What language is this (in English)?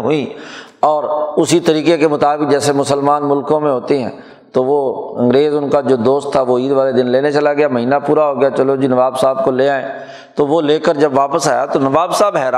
Urdu